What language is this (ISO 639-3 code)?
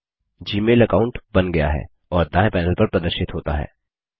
hin